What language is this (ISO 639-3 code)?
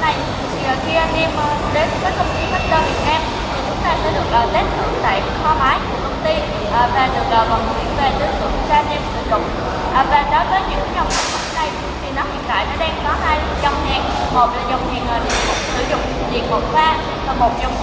vie